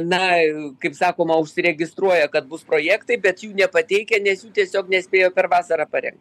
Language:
Lithuanian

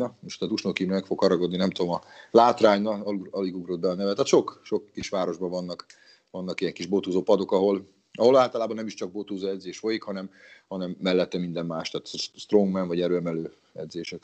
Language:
Hungarian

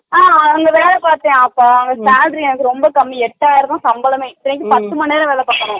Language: Tamil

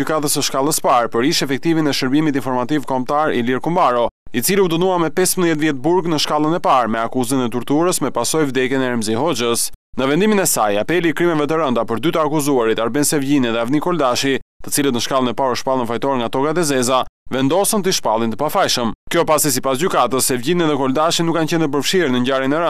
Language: Romanian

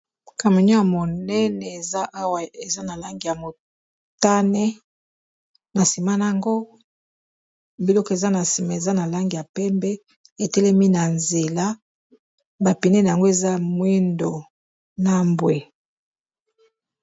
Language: Lingala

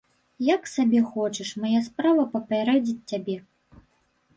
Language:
Belarusian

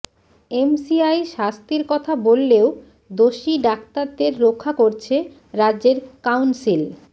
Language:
Bangla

